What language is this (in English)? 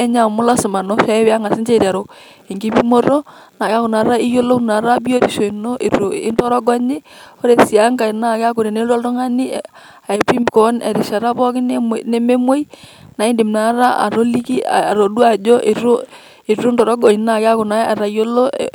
Masai